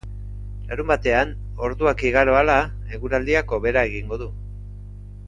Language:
Basque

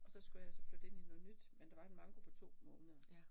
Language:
Danish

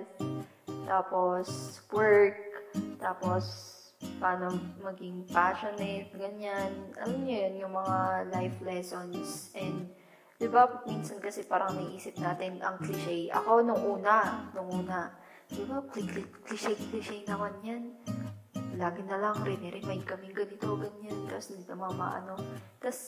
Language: Filipino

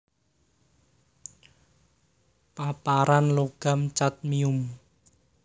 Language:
Javanese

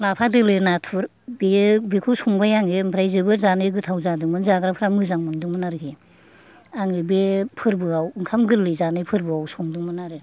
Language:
Bodo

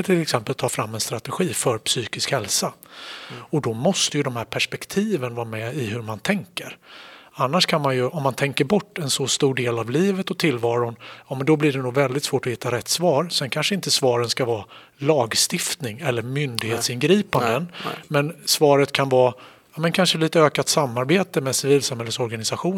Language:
Swedish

